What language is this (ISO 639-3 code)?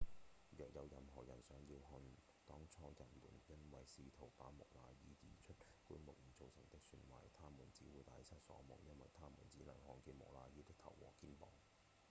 yue